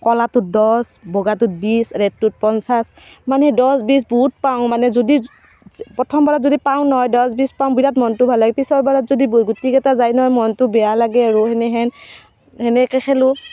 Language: Assamese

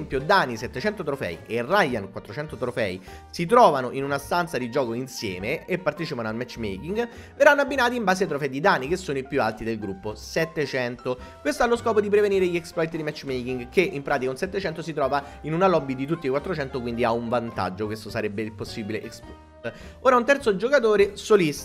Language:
Italian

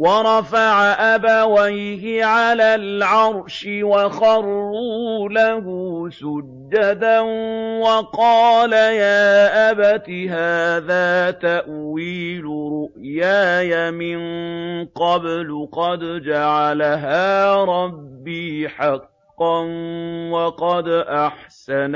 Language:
Arabic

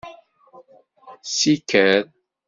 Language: Kabyle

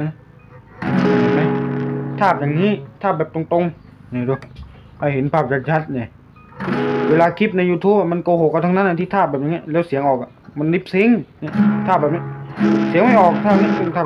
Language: Thai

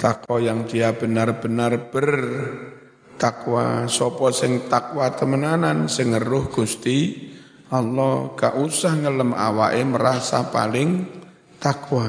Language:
Indonesian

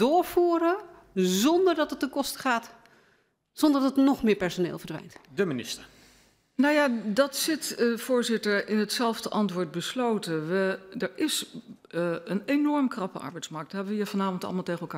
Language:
Dutch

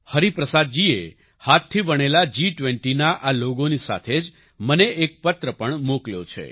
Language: Gujarati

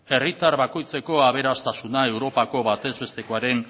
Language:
Basque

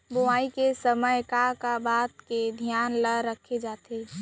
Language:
Chhattisgarhi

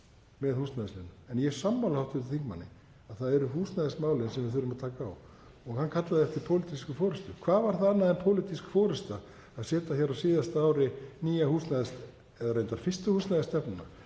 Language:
Icelandic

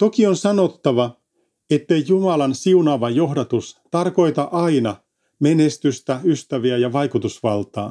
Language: Finnish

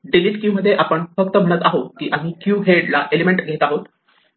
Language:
Marathi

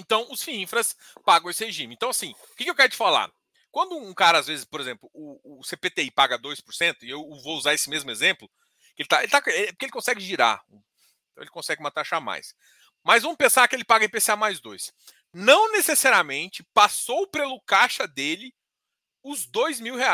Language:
Portuguese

